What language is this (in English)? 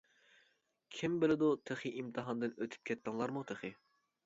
Uyghur